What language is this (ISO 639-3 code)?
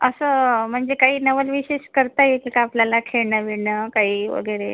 mar